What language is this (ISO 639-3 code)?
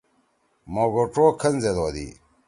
trw